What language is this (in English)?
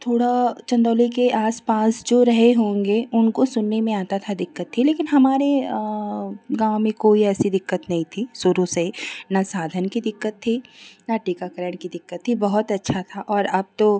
Hindi